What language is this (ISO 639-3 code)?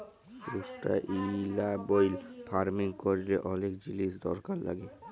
ben